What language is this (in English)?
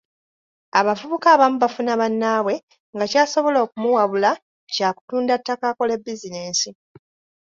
Ganda